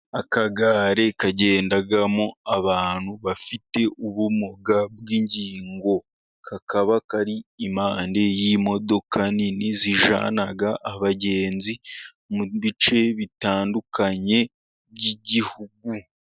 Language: Kinyarwanda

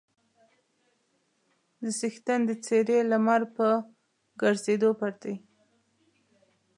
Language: Pashto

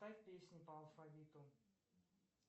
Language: Russian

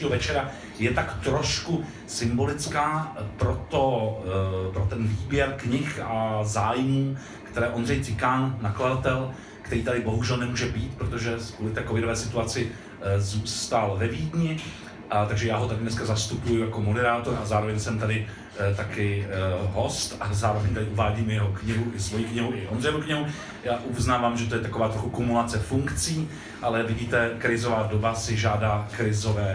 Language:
Czech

